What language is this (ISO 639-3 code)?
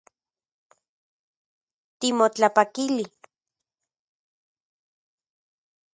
ncx